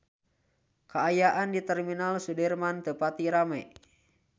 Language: Sundanese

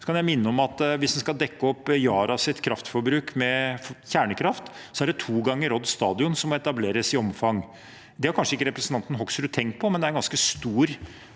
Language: Norwegian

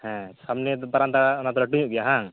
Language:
Santali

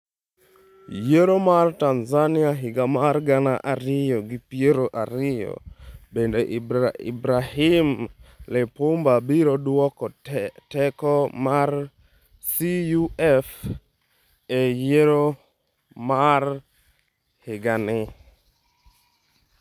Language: Luo (Kenya and Tanzania)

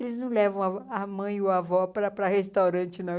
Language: Portuguese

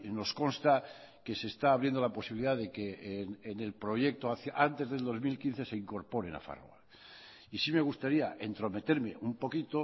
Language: Spanish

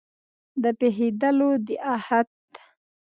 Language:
Pashto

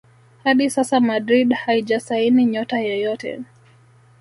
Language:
Swahili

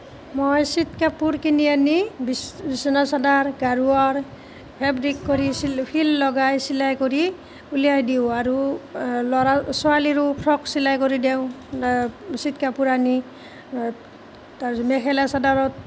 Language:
Assamese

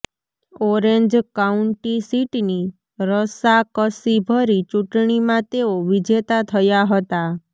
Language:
Gujarati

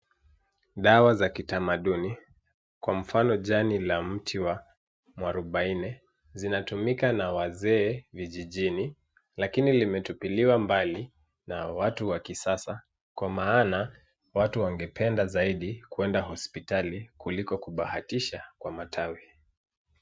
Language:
Swahili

